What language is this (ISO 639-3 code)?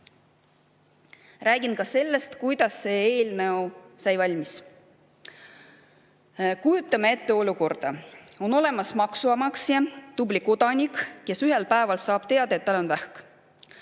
est